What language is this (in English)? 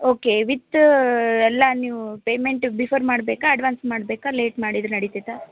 Kannada